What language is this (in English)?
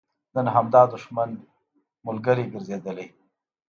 Pashto